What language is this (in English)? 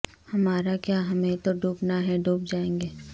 Urdu